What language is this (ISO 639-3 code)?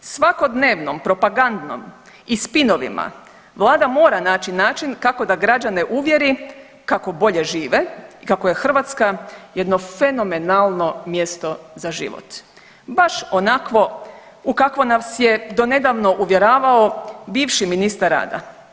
hrv